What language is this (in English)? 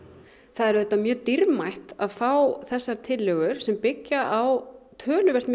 Icelandic